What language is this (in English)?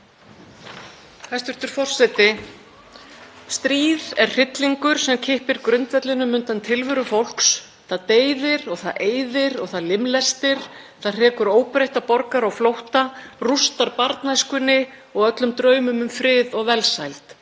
Icelandic